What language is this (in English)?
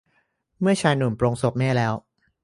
Thai